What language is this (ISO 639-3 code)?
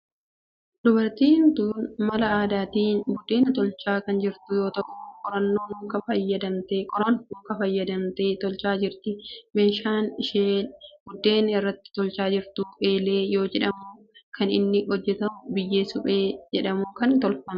orm